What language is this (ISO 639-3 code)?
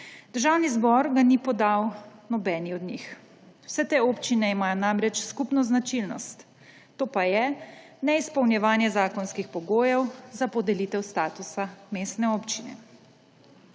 slv